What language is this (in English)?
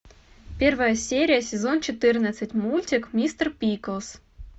Russian